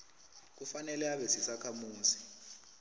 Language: South Ndebele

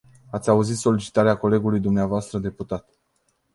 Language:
Romanian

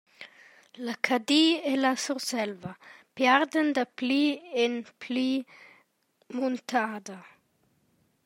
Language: Romansh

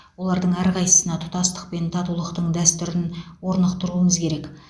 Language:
Kazakh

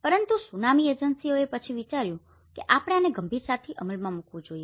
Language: Gujarati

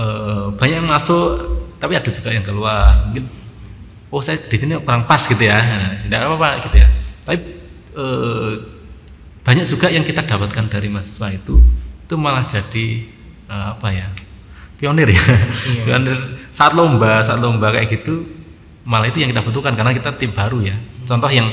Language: Indonesian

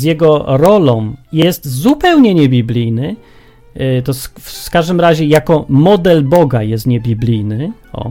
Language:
Polish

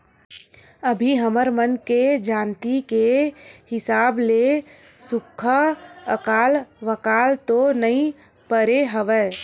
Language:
Chhattisgarhi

